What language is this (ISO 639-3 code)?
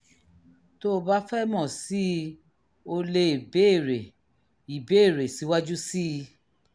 yor